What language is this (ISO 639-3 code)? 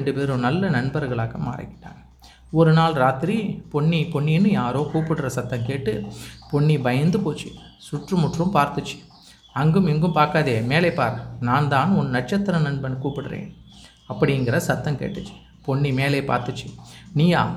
tam